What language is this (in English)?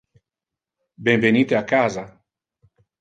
Interlingua